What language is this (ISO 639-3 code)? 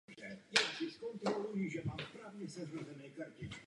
ces